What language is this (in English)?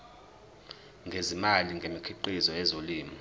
Zulu